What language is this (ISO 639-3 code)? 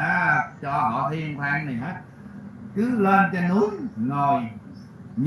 vie